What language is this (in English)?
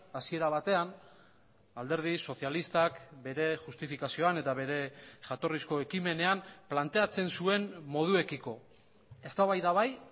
Basque